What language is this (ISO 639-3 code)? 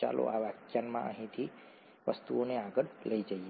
guj